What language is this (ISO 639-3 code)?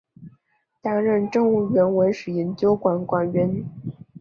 zho